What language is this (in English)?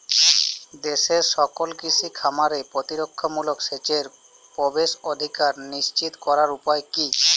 Bangla